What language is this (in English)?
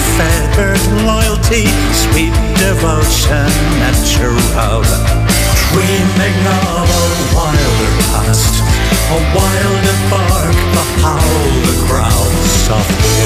Italian